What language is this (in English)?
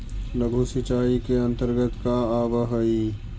Magahi